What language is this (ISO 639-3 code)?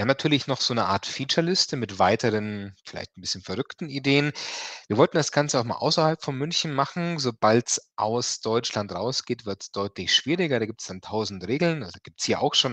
deu